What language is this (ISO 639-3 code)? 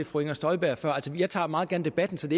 dan